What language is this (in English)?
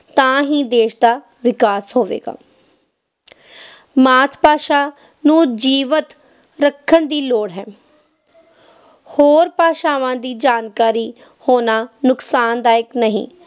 Punjabi